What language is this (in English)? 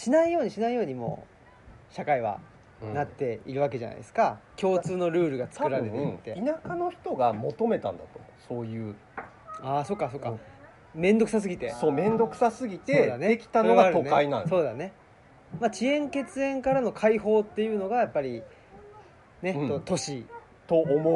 Japanese